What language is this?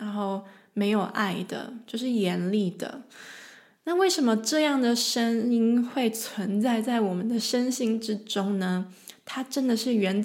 Chinese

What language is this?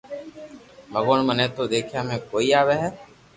Loarki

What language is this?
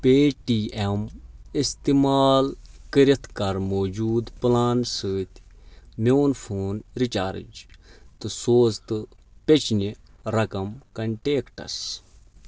Kashmiri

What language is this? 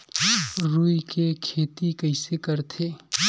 Chhattisgarhi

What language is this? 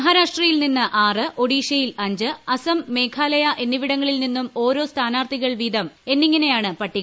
Malayalam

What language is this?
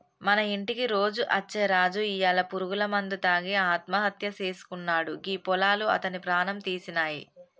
Telugu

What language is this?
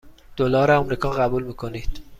Persian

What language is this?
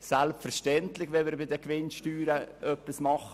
Swiss German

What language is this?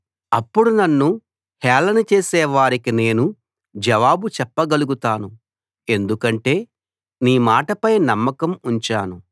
Telugu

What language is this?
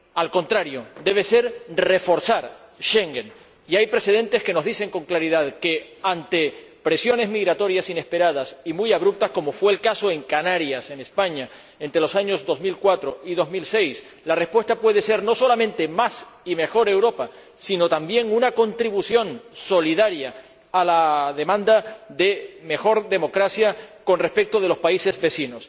Spanish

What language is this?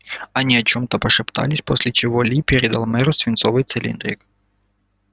Russian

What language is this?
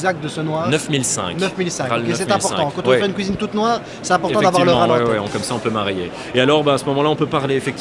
French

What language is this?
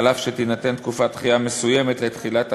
Hebrew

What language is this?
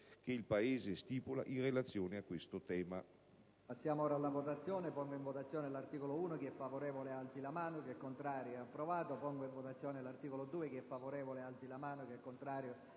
Italian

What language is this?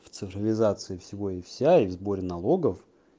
Russian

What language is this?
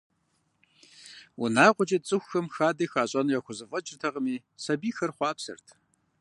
Kabardian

